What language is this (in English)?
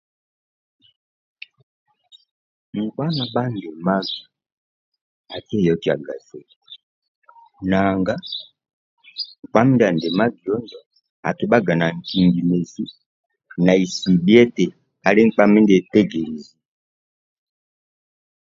Amba (Uganda)